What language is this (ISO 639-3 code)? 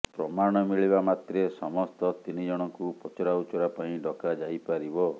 ori